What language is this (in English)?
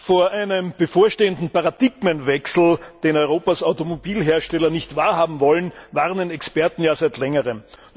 German